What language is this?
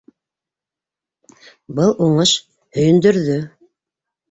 Bashkir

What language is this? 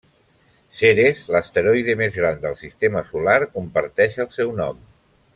Catalan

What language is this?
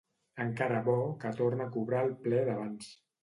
Catalan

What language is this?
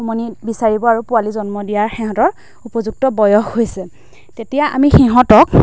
Assamese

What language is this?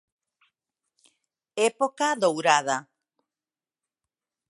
Galician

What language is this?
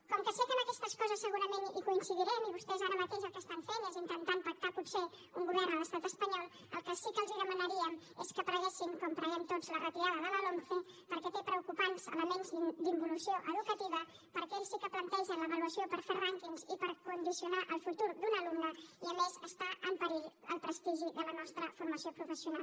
Catalan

